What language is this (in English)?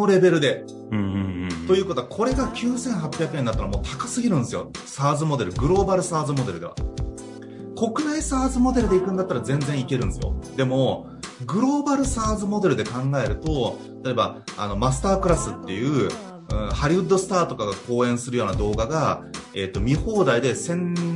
Japanese